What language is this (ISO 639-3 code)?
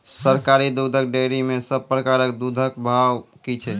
mai